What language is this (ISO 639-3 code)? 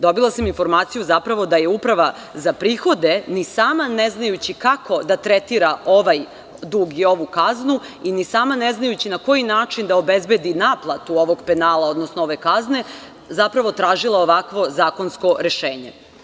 srp